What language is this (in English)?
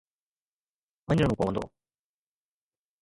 Sindhi